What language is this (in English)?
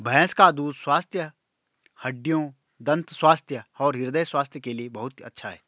Hindi